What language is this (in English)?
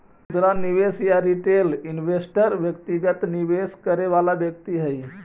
Magahi